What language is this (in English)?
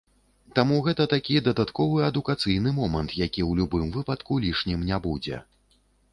Belarusian